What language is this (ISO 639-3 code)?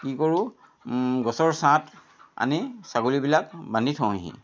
asm